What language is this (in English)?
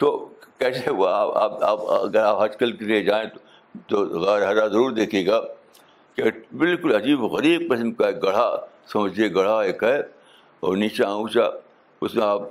Urdu